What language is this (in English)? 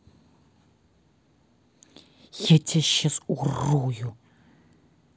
Russian